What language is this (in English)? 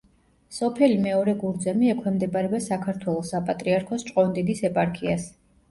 Georgian